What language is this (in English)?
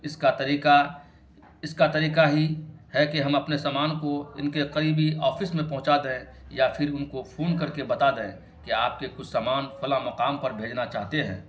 Urdu